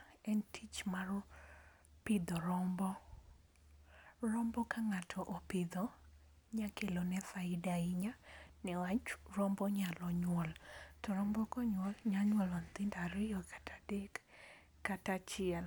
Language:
Luo (Kenya and Tanzania)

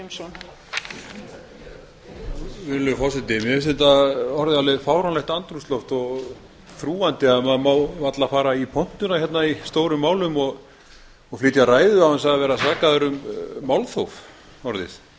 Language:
Icelandic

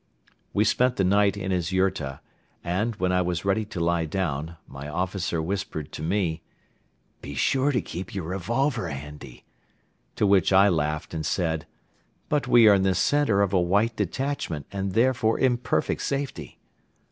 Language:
English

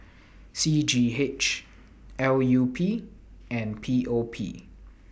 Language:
English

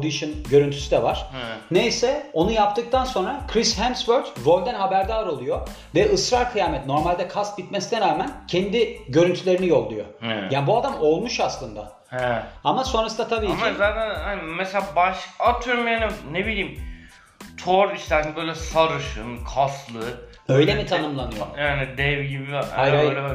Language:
Turkish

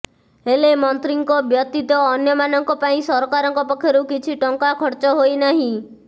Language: Odia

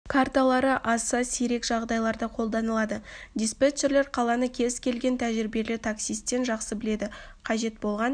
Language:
Kazakh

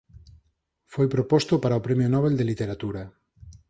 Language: Galician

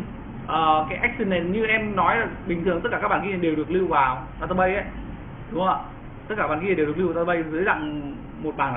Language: Vietnamese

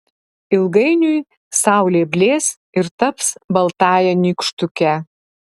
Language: Lithuanian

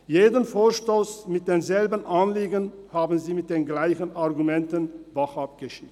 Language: Swiss German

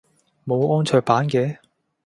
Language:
Cantonese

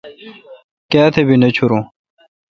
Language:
Kalkoti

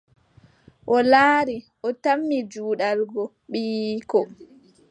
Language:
Adamawa Fulfulde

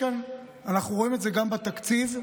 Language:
Hebrew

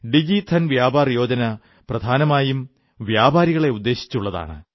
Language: Malayalam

